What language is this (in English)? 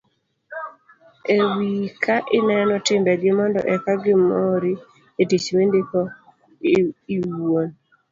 Luo (Kenya and Tanzania)